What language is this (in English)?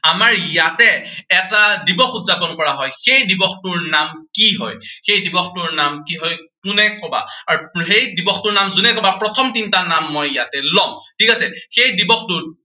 Assamese